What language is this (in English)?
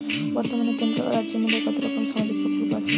Bangla